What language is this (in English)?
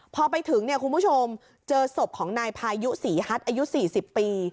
Thai